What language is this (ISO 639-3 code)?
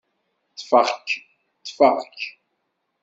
kab